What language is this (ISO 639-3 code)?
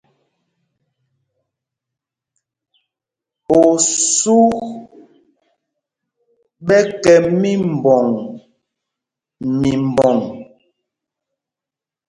mgg